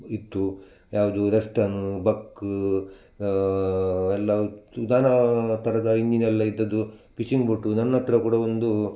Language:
Kannada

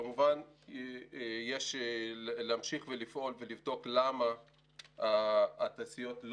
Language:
Hebrew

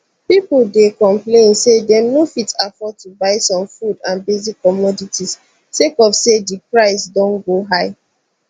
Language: Nigerian Pidgin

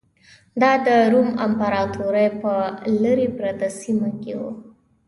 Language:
Pashto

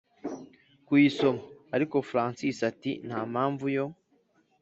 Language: Kinyarwanda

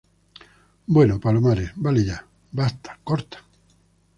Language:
Spanish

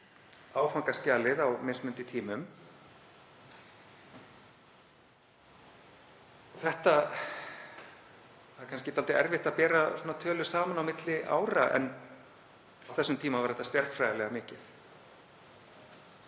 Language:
Icelandic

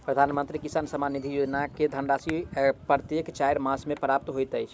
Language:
Maithili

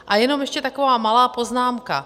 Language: Czech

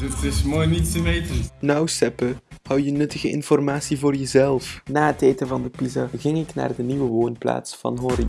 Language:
Dutch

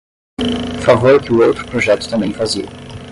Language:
Portuguese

